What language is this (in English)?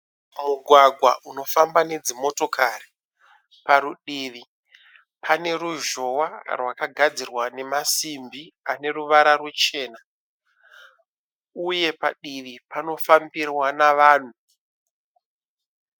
Shona